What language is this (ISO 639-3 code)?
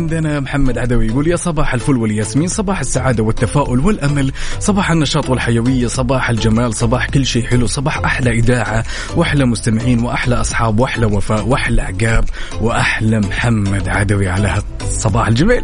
ara